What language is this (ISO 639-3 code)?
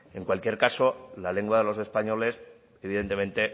spa